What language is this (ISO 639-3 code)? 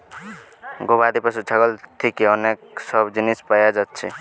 ben